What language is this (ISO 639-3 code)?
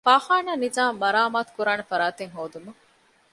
div